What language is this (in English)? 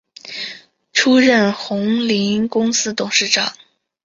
Chinese